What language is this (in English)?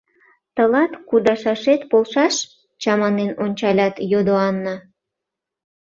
Mari